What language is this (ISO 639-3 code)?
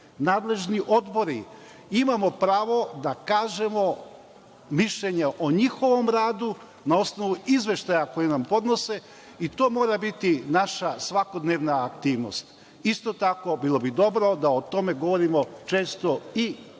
srp